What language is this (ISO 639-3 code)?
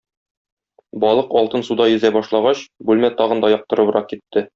tat